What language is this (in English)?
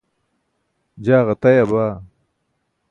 Burushaski